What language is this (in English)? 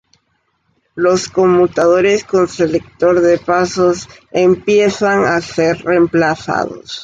Spanish